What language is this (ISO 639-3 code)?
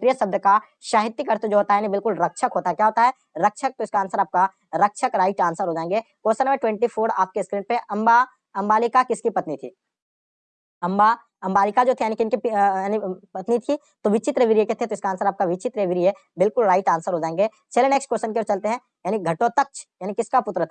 hin